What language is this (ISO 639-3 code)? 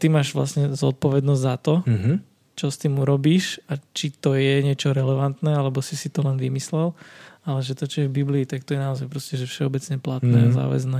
slk